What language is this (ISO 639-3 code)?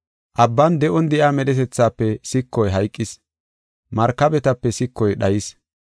gof